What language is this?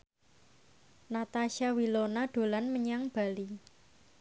Javanese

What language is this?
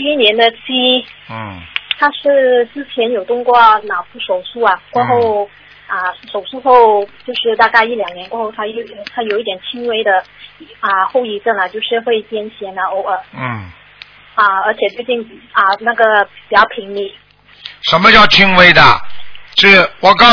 Chinese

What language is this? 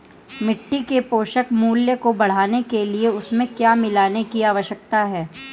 Hindi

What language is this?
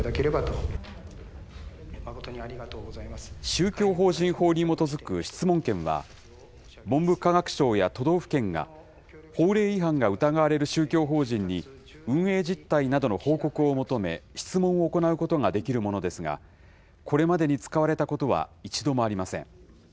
Japanese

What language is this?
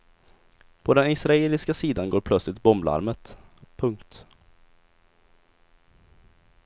Swedish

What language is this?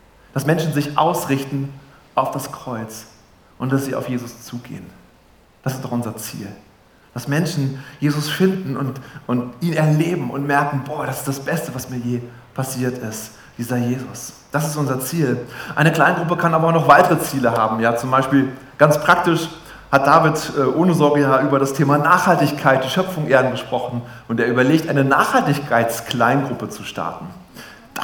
German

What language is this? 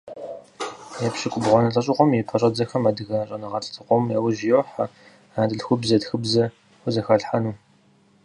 Kabardian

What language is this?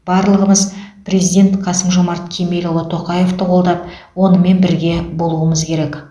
Kazakh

